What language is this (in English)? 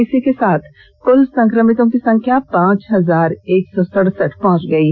Hindi